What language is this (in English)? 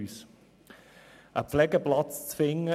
Swiss German